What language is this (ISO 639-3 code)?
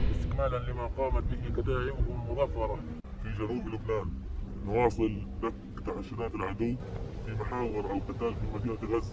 ara